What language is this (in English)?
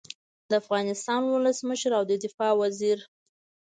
Pashto